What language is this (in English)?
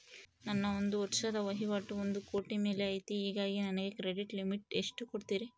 Kannada